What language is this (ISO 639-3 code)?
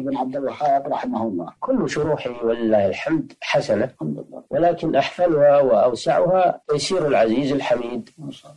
ara